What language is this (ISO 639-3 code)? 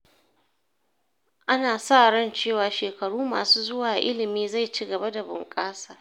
hau